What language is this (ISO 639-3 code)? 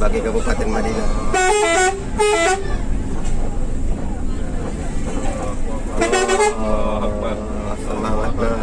ind